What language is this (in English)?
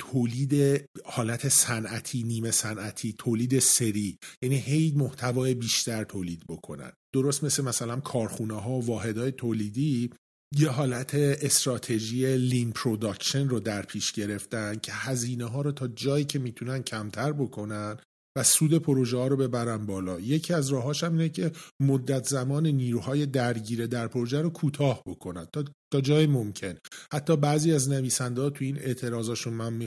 Persian